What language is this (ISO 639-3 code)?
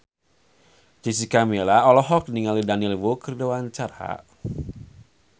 sun